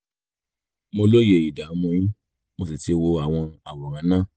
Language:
Yoruba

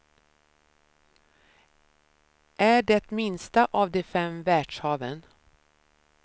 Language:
Swedish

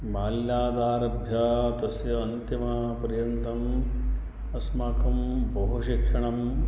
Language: Sanskrit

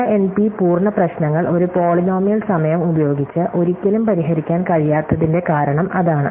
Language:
Malayalam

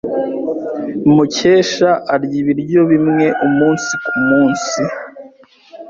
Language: Kinyarwanda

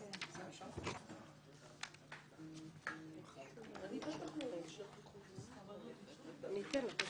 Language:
Hebrew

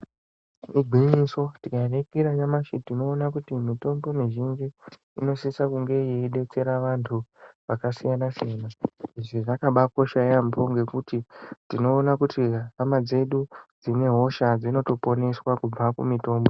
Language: Ndau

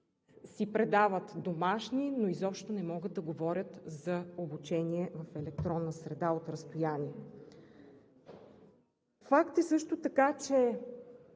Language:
Bulgarian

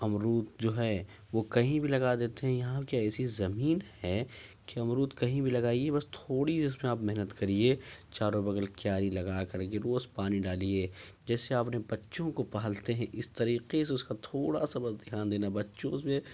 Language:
Urdu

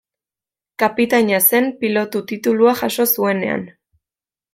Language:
Basque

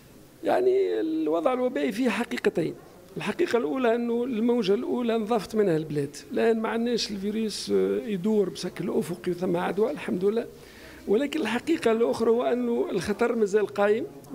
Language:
Arabic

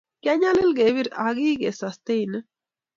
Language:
Kalenjin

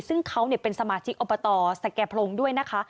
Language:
Thai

